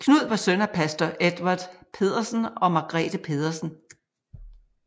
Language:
Danish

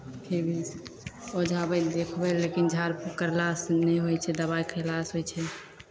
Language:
Maithili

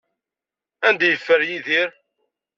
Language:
Kabyle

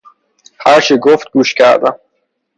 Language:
Persian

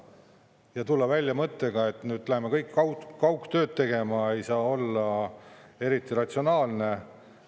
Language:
Estonian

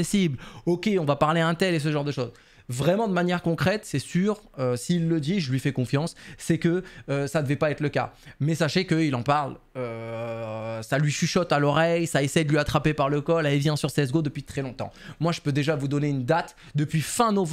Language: French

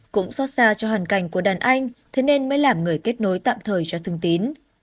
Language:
Vietnamese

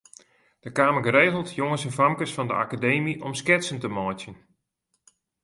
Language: Western Frisian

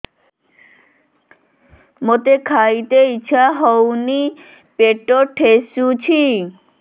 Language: Odia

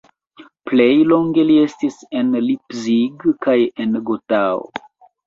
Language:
Esperanto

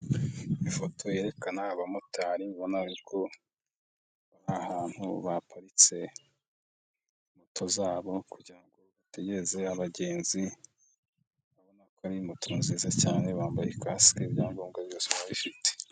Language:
Kinyarwanda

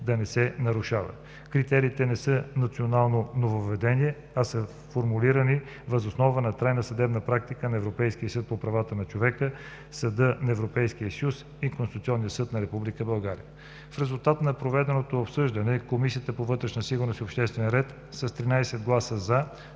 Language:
Bulgarian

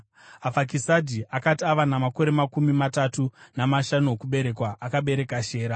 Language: Shona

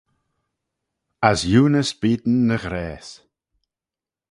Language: Manx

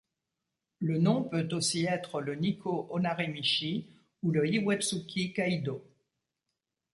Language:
French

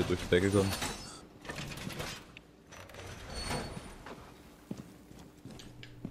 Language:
German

